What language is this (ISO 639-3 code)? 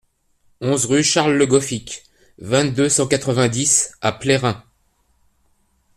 fra